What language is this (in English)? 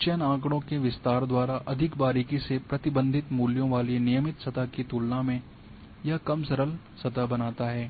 Hindi